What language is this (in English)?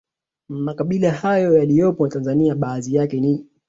Swahili